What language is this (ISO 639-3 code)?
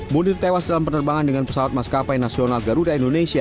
ind